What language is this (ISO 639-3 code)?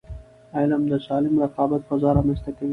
pus